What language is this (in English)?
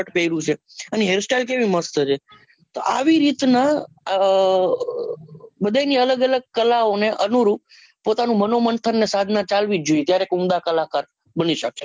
Gujarati